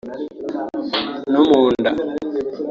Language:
Kinyarwanda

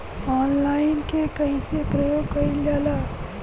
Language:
Bhojpuri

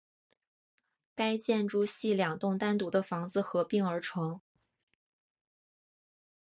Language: Chinese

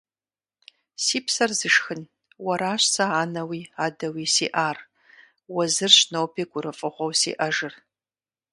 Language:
Kabardian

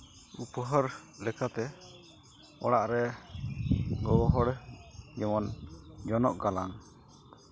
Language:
Santali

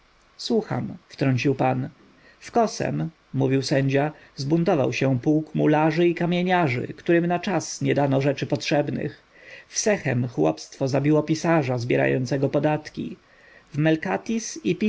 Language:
Polish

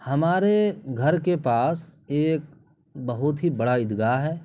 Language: Urdu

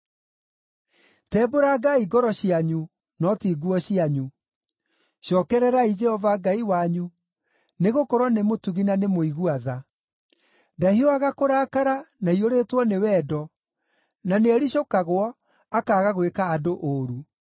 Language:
Kikuyu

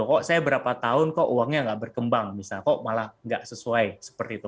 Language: Indonesian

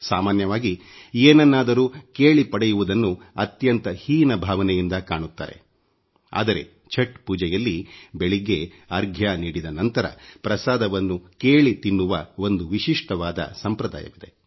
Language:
Kannada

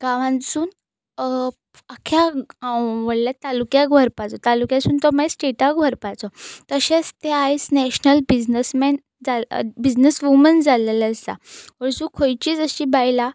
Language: Konkani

